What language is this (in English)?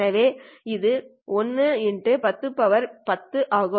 Tamil